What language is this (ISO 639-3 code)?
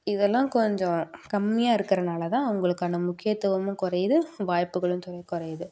tam